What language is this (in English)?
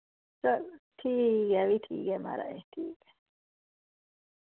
Dogri